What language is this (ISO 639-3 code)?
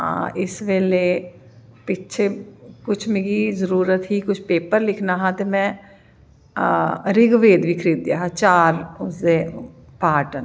doi